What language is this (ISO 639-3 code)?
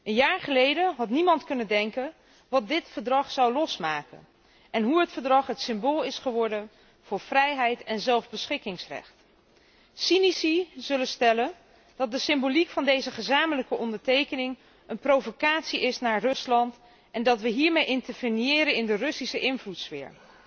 nld